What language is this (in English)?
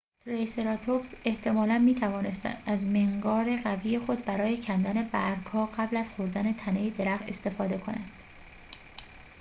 Persian